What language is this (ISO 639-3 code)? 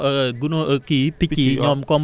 wol